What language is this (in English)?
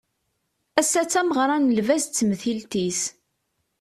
Kabyle